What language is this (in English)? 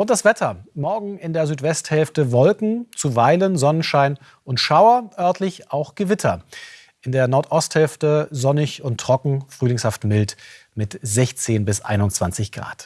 German